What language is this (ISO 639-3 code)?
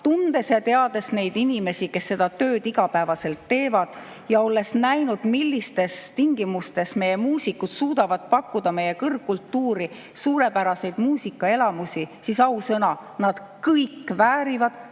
est